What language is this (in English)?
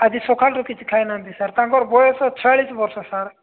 Odia